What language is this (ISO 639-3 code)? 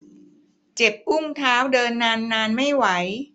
tha